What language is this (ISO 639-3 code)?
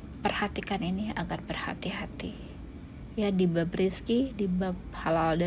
ind